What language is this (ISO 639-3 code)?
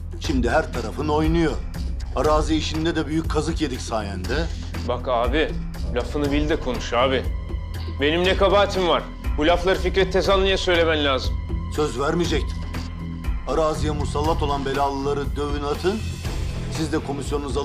tur